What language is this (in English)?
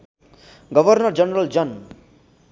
Nepali